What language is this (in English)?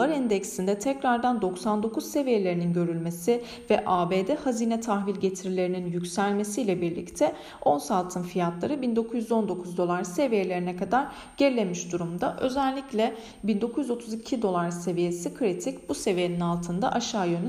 Turkish